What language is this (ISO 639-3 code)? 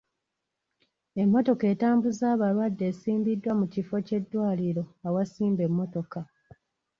lug